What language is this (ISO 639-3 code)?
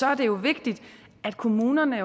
dan